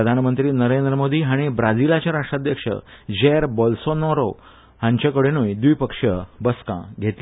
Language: Konkani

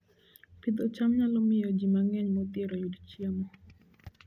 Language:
Luo (Kenya and Tanzania)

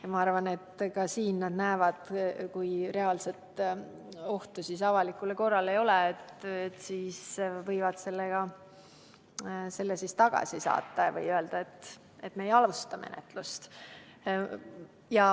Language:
Estonian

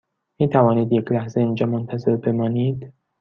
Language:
Persian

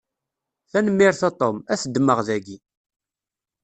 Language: Kabyle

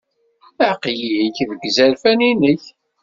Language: Kabyle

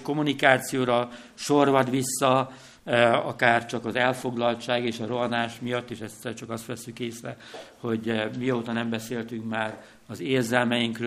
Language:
Hungarian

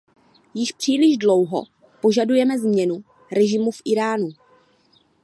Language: Czech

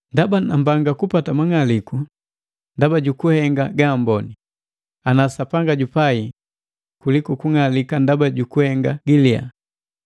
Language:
Matengo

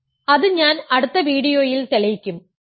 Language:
Malayalam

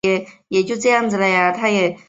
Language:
Chinese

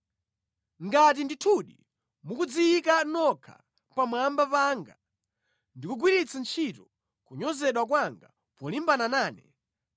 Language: Nyanja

